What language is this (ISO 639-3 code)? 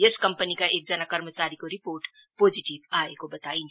nep